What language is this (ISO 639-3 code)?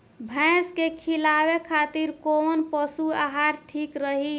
bho